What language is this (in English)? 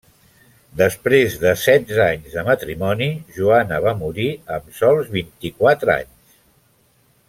Catalan